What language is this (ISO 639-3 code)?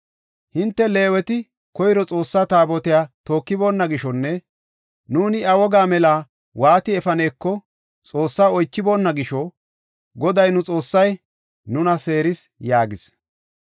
gof